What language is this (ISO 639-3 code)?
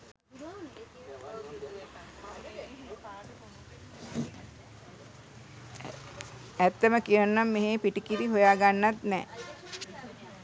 sin